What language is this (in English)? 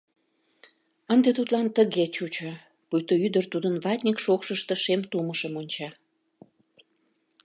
Mari